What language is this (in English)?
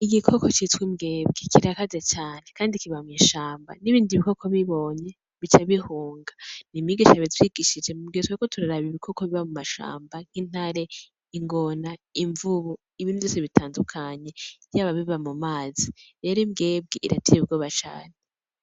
Rundi